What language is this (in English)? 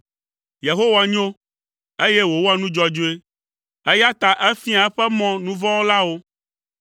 Ewe